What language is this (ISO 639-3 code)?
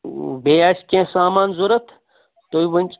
kas